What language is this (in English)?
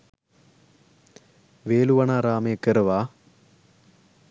Sinhala